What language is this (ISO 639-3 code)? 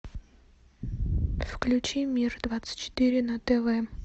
rus